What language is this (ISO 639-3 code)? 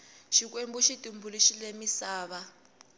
tso